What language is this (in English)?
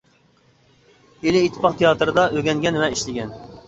Uyghur